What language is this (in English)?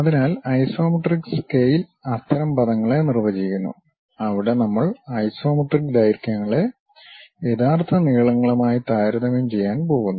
Malayalam